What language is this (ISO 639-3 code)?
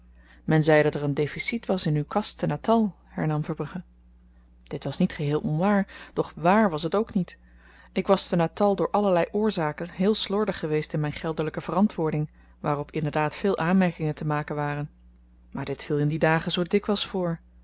nld